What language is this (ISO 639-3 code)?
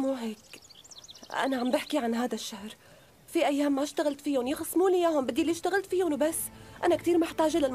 ara